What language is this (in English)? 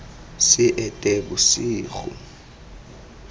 Tswana